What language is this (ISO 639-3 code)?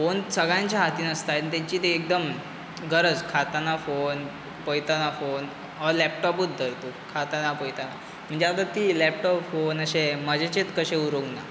kok